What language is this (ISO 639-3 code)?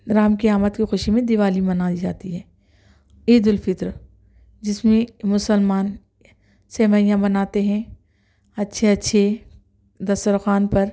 urd